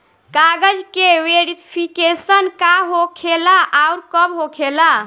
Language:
Bhojpuri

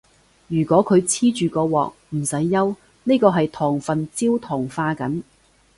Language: Cantonese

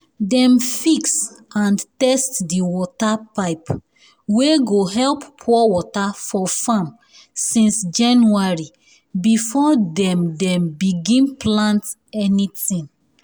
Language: Nigerian Pidgin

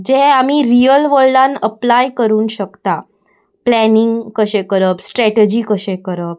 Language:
Konkani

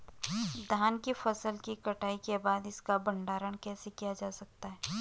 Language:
Hindi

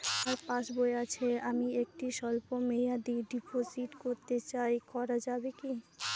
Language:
Bangla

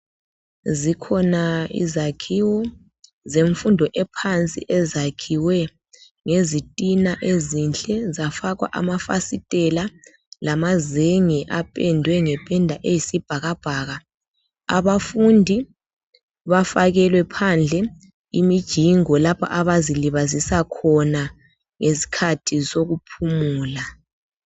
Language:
North Ndebele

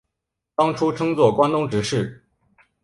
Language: Chinese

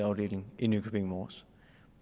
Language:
Danish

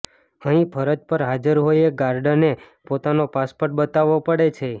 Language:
Gujarati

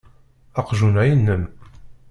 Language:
Kabyle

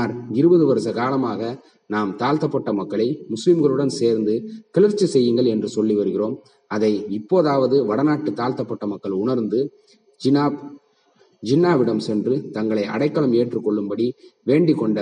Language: Tamil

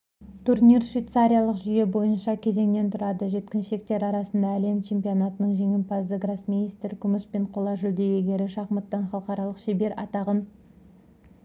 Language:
Kazakh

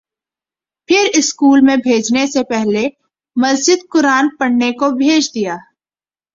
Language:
Urdu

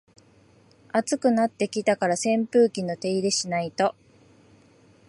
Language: Japanese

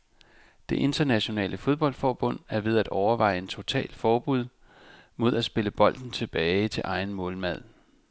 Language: Danish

